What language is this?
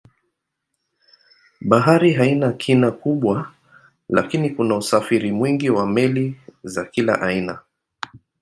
Swahili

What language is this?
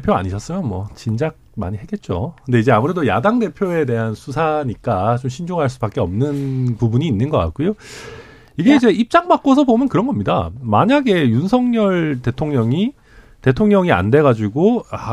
Korean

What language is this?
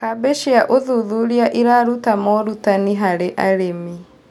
Kikuyu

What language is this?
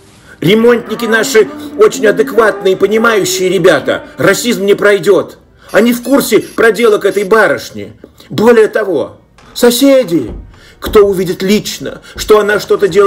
Russian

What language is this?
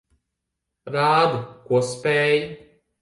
Latvian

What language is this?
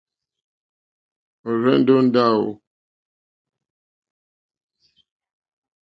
Mokpwe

